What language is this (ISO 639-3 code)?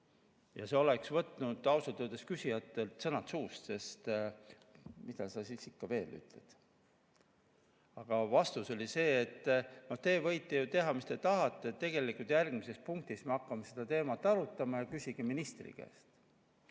est